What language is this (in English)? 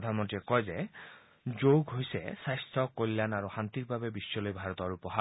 Assamese